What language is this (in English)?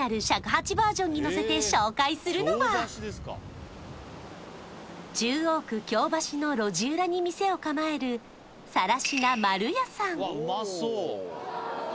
Japanese